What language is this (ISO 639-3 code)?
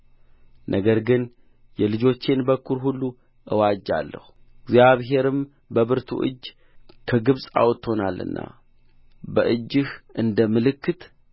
amh